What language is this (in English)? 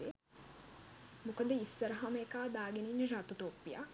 Sinhala